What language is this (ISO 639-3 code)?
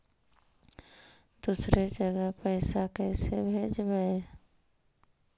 mag